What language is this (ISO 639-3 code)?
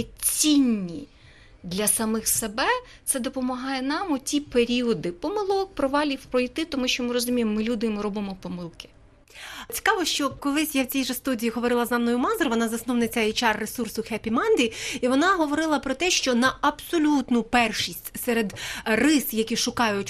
ukr